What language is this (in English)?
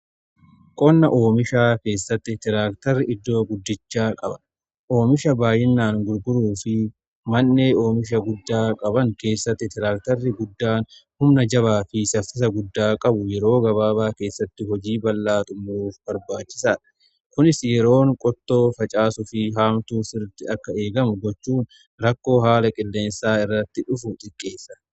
Oromo